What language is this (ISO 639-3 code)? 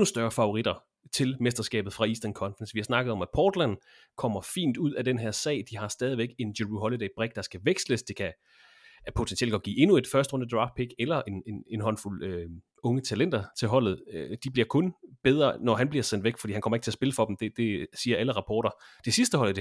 dan